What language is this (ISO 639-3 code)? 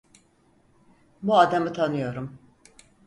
tur